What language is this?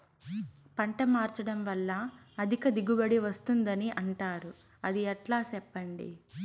Telugu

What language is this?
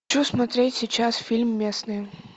Russian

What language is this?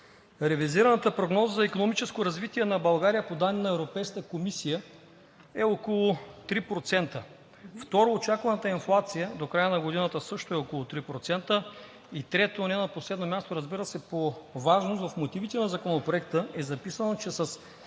Bulgarian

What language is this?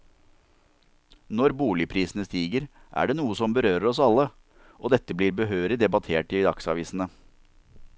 Norwegian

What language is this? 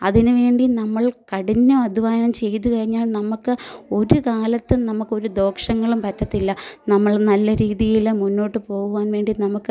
Malayalam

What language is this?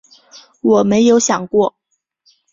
Chinese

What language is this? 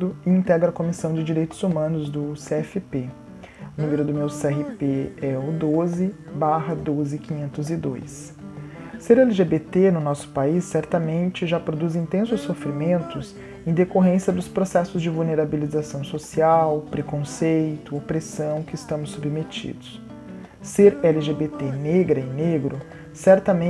Portuguese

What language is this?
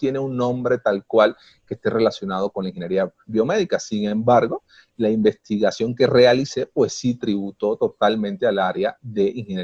Spanish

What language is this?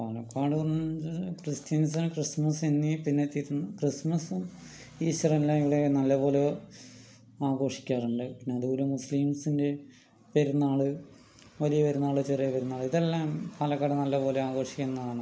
Malayalam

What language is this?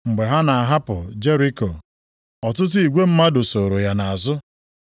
Igbo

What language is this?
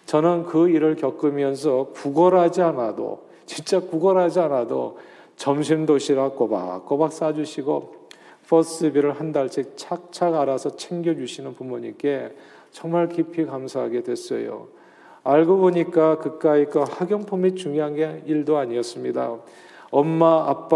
Korean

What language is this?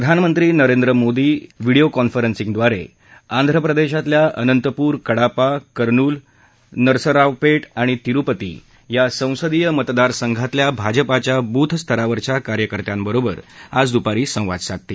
Marathi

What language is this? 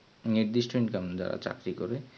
Bangla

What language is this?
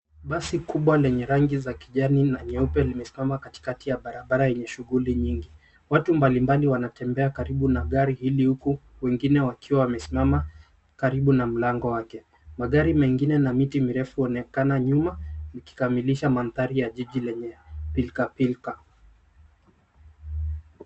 Swahili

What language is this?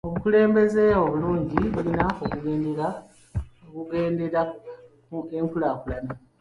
Ganda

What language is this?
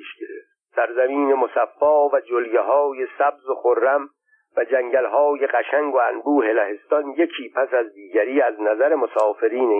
Persian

